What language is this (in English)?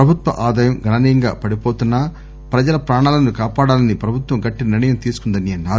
Telugu